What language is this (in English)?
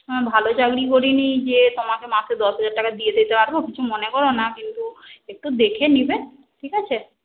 Bangla